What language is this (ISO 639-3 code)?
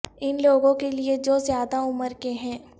urd